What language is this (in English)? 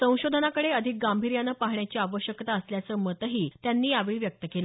Marathi